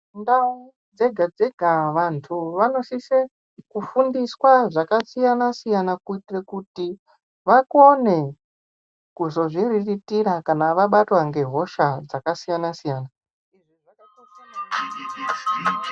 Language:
Ndau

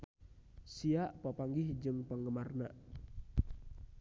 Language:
Sundanese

